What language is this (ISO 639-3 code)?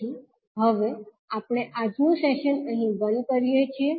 guj